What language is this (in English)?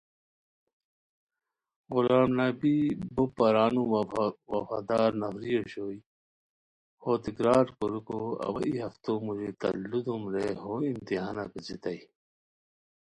Khowar